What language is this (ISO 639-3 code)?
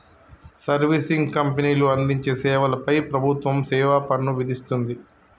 tel